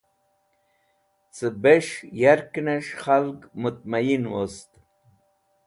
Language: Wakhi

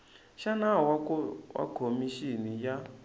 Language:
Tsonga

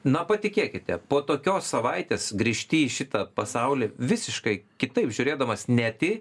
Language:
Lithuanian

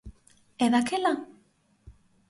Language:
Galician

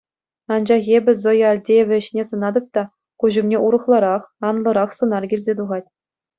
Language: Chuvash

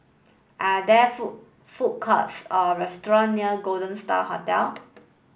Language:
English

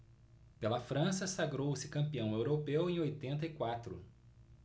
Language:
Portuguese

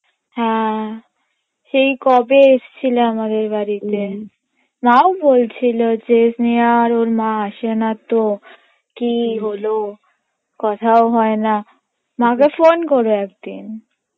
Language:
Bangla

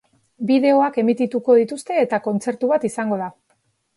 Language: Basque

